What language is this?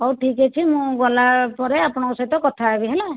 Odia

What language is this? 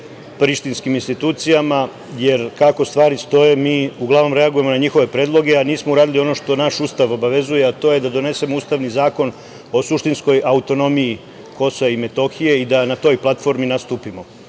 Serbian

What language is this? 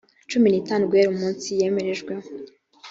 Kinyarwanda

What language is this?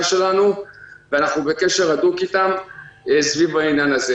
Hebrew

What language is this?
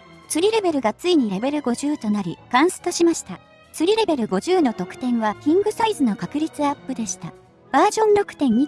Japanese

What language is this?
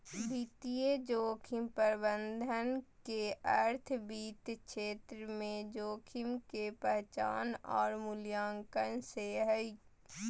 Magahi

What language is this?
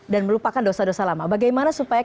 Indonesian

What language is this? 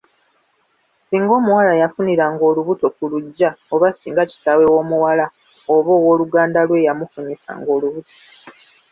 Ganda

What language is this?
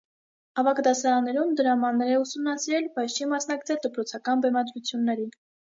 Armenian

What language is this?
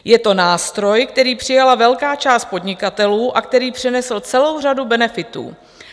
Czech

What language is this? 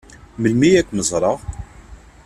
Kabyle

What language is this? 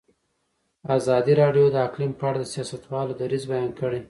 Pashto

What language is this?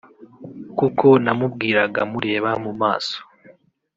Kinyarwanda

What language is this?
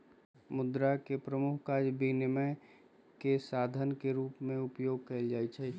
Magahi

